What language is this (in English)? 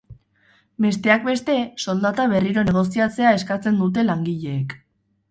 Basque